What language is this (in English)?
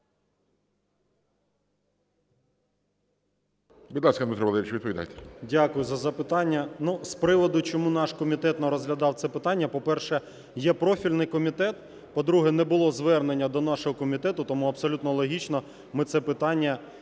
Ukrainian